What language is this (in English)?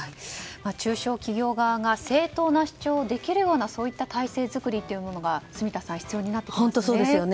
Japanese